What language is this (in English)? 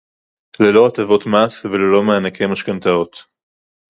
Hebrew